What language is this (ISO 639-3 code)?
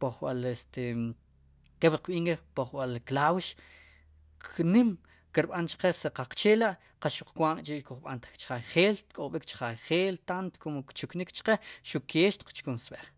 qum